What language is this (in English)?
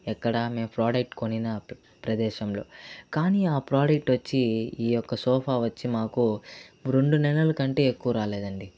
Telugu